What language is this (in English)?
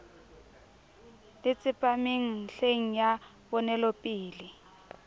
Southern Sotho